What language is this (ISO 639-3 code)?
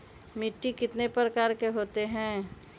mag